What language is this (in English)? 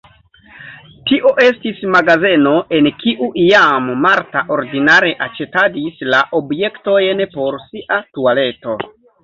Esperanto